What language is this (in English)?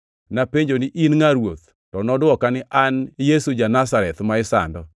Luo (Kenya and Tanzania)